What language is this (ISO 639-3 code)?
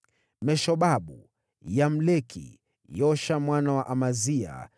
swa